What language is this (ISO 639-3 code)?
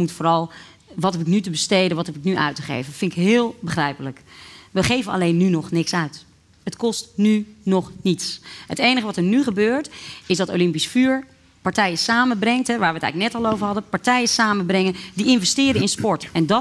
nld